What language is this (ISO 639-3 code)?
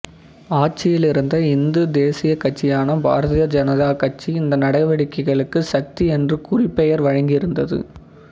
tam